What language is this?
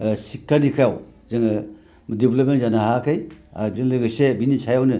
Bodo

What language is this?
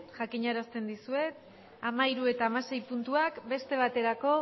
Basque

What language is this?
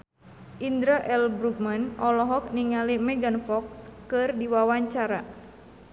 Sundanese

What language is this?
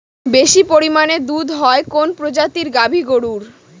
Bangla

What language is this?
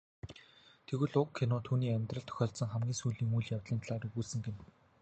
Mongolian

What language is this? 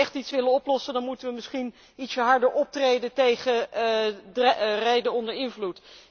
Dutch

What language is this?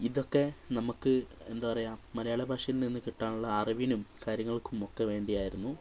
Malayalam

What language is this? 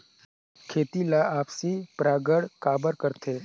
Chhattisgarhi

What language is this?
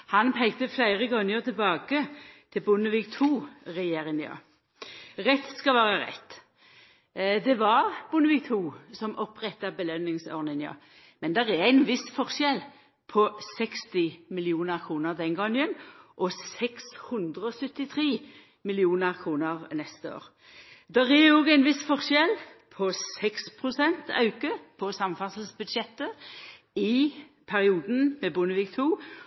Norwegian Nynorsk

